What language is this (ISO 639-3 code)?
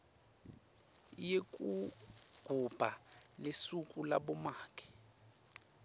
ssw